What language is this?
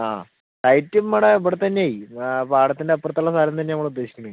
Malayalam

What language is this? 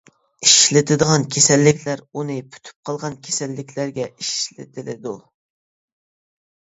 Uyghur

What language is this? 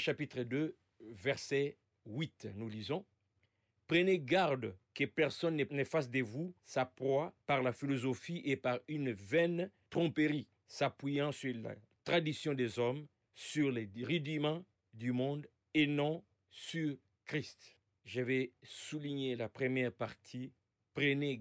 French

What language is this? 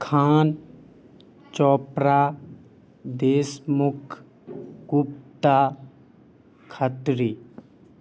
Urdu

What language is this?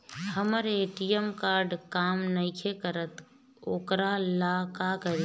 Bhojpuri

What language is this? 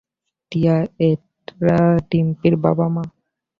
Bangla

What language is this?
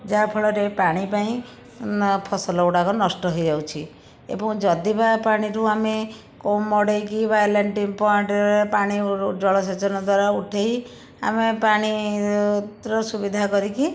Odia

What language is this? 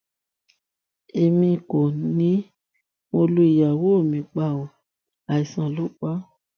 Yoruba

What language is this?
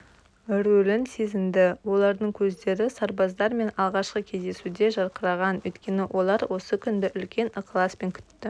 Kazakh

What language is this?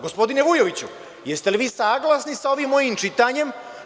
Serbian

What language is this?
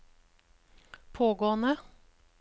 Norwegian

